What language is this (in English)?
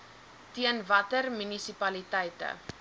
Afrikaans